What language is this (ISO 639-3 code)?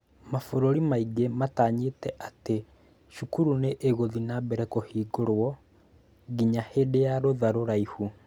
kik